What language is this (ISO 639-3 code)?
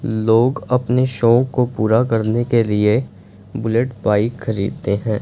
hin